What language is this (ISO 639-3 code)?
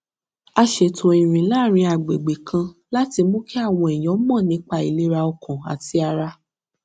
yor